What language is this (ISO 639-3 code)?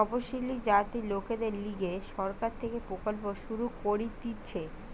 ben